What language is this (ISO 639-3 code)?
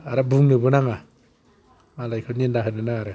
brx